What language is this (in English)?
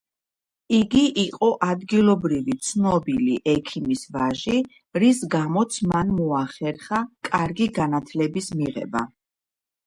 Georgian